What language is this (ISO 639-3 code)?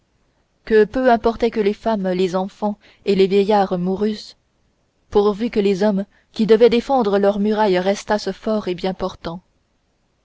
fra